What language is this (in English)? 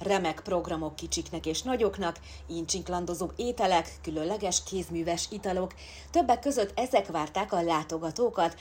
Hungarian